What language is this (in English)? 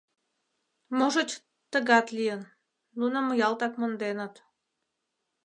Mari